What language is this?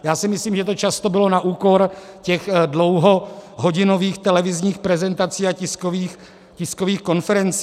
Czech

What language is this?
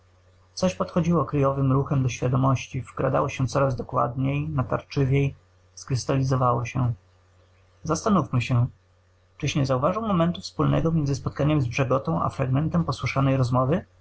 Polish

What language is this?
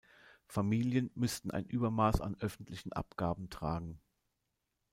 German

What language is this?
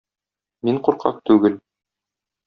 Tatar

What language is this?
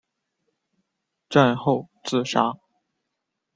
Chinese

